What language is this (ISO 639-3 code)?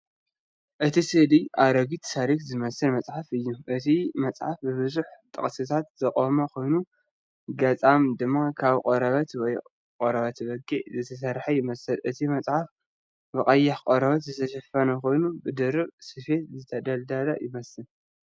tir